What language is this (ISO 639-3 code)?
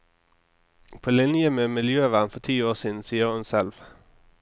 nor